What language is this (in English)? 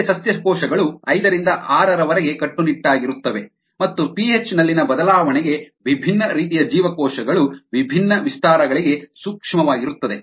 Kannada